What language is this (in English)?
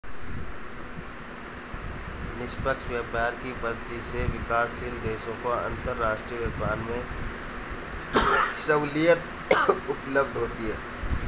Hindi